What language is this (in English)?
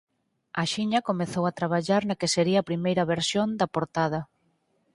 Galician